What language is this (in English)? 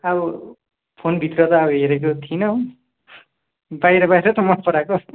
Nepali